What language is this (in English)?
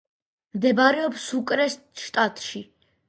Georgian